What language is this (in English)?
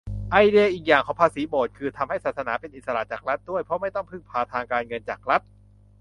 Thai